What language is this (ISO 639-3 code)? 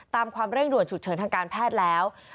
tha